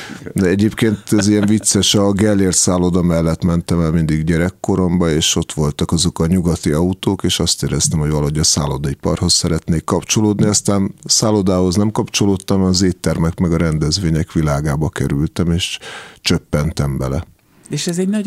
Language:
Hungarian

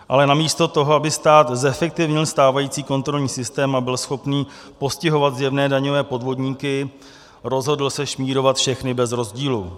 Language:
Czech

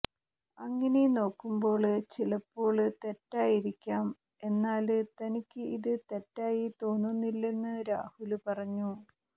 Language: Malayalam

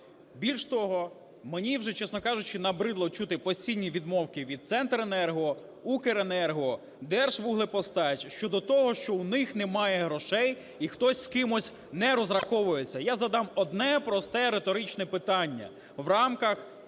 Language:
Ukrainian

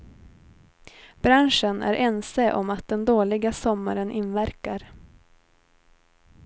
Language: Swedish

